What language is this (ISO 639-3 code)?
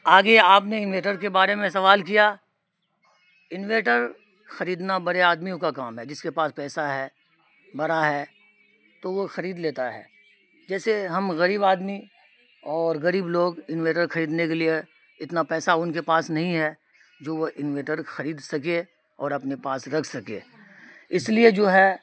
urd